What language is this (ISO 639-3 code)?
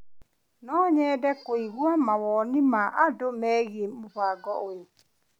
kik